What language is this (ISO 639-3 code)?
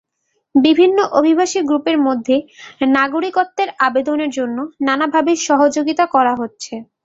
ben